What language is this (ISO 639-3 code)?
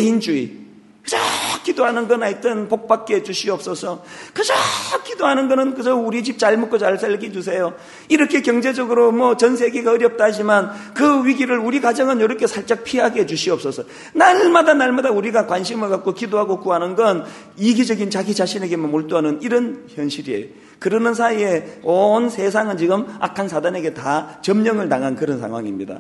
kor